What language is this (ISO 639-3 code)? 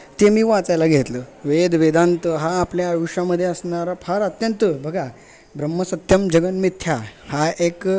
mar